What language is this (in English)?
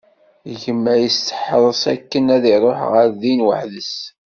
Kabyle